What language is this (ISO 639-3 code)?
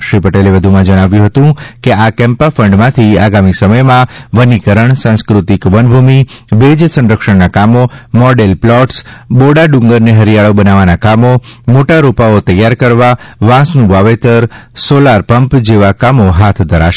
guj